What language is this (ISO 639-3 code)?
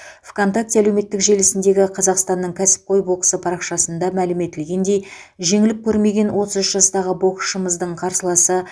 kaz